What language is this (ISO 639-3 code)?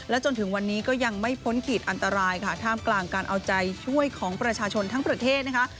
tha